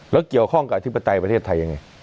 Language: Thai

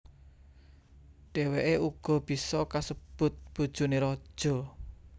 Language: Javanese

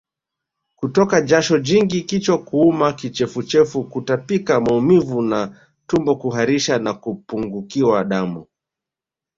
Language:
Swahili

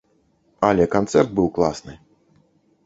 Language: Belarusian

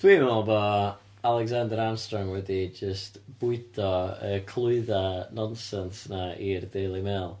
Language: Welsh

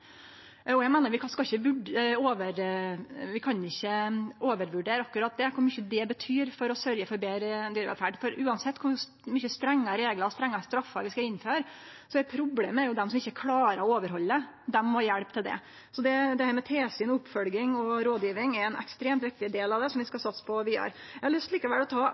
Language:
Norwegian Nynorsk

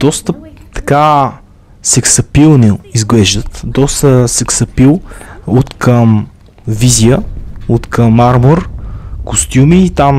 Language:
Bulgarian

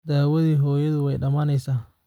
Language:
Somali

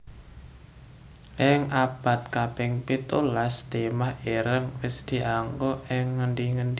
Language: Javanese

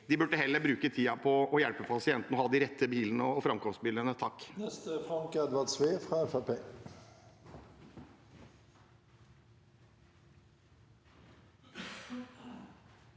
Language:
Norwegian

